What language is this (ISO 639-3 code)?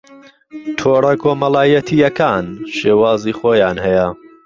ckb